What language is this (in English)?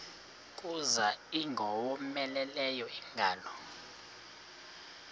Xhosa